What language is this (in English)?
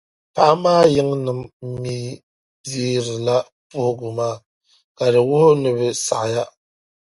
Dagbani